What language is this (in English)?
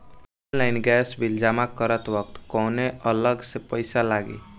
Bhojpuri